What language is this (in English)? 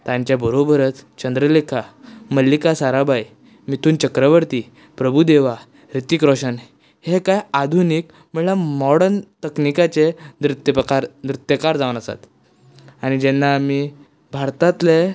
Konkani